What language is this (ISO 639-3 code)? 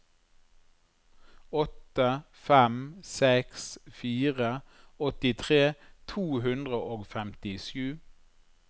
nor